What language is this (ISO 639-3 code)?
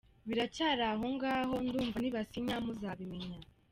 kin